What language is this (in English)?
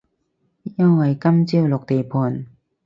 Cantonese